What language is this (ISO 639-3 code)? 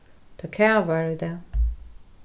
fao